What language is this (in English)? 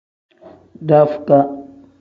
Tem